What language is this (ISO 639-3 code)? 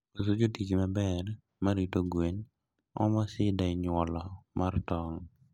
luo